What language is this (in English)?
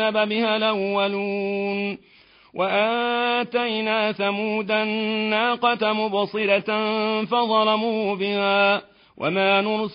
Arabic